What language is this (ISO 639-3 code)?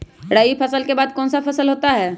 mag